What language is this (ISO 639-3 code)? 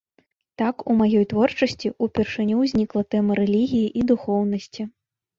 bel